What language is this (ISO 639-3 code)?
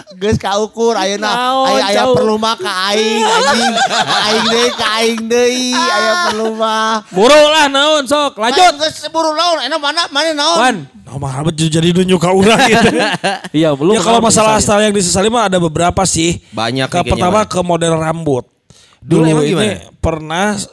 ind